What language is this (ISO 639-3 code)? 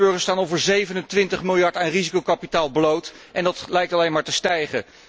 nld